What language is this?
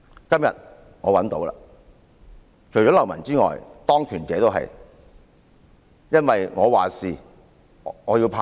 Cantonese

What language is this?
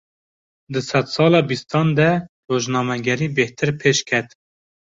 Kurdish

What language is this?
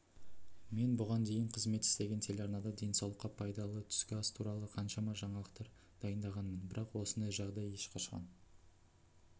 Kazakh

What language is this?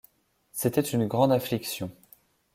French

